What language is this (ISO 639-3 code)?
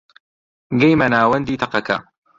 ckb